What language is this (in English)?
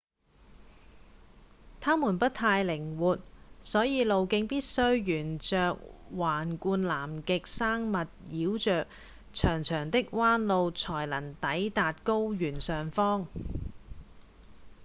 Cantonese